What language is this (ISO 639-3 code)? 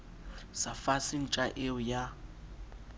sot